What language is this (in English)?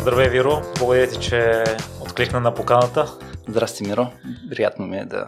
Bulgarian